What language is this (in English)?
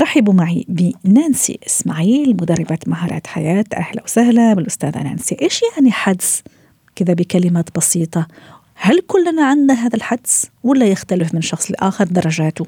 Arabic